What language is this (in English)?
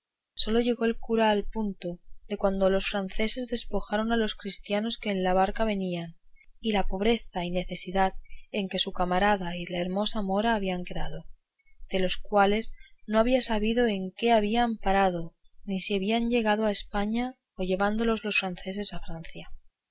Spanish